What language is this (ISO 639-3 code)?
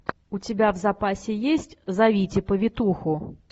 rus